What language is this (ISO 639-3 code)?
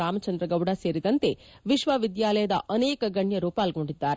kan